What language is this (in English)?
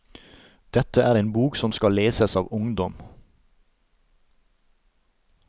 Norwegian